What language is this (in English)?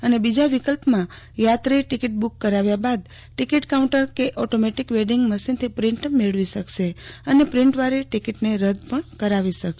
Gujarati